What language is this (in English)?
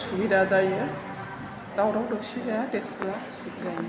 Bodo